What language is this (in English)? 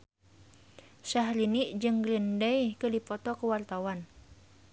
Sundanese